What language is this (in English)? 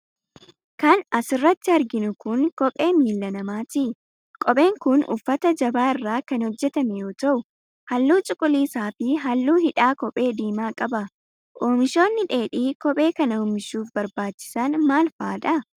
Oromo